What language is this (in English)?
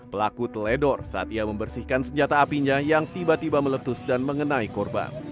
Indonesian